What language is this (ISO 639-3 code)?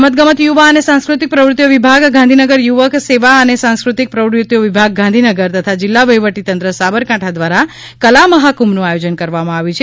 guj